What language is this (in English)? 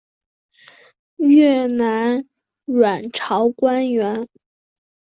Chinese